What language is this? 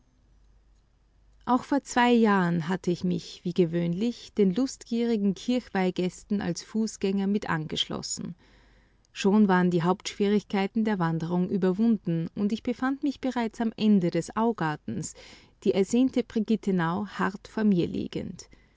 German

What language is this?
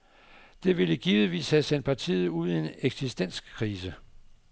Danish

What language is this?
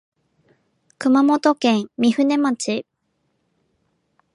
Japanese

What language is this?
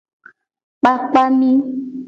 Gen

